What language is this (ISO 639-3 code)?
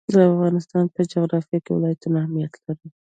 pus